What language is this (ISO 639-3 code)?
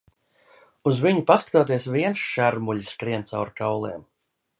lav